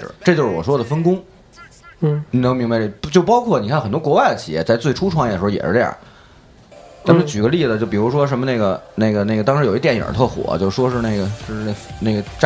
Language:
Chinese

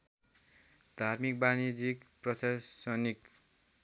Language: Nepali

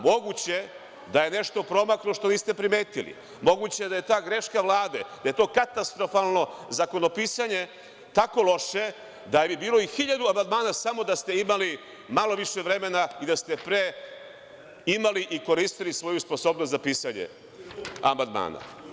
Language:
Serbian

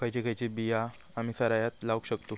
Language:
Marathi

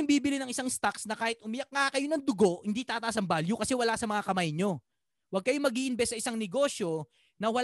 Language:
Filipino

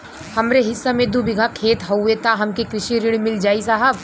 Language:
Bhojpuri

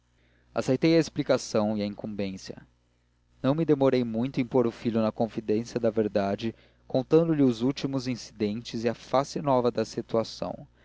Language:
Portuguese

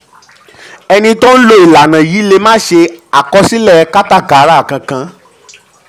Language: Yoruba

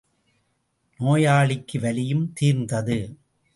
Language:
Tamil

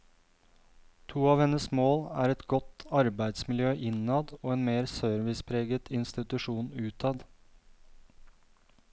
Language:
Norwegian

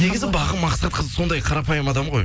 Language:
Kazakh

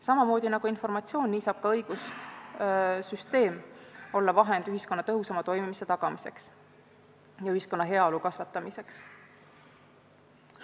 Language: Estonian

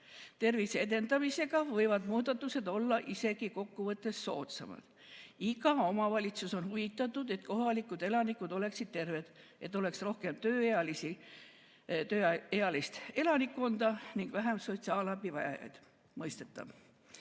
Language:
Estonian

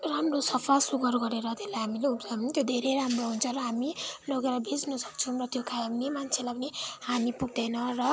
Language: Nepali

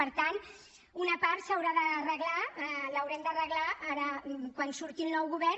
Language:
Catalan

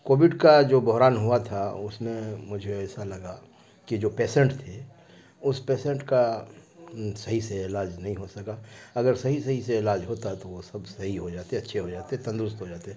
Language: Urdu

